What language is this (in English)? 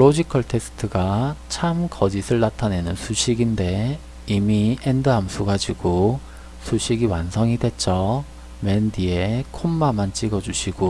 Korean